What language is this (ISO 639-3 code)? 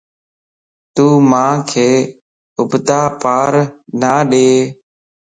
lss